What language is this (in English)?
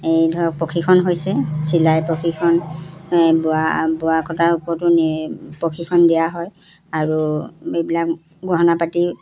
Assamese